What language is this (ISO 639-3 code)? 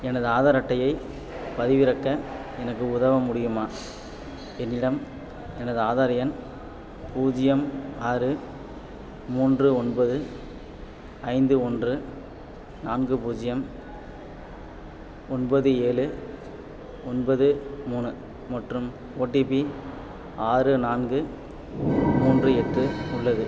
tam